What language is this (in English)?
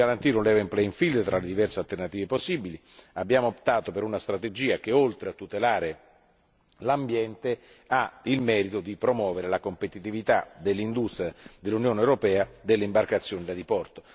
Italian